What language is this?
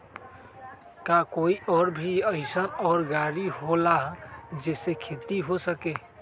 Magahi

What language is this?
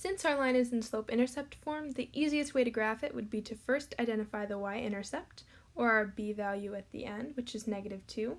English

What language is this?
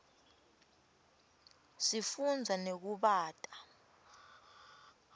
Swati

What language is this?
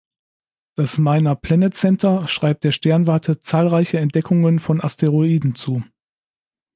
German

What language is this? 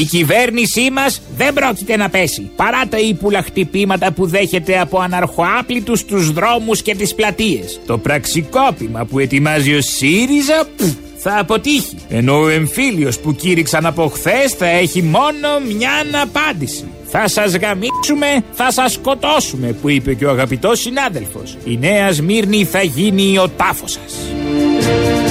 Greek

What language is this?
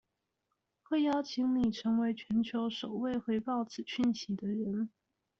Chinese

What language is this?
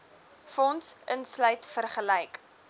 Afrikaans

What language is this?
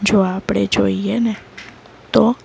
Gujarati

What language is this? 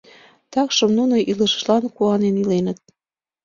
Mari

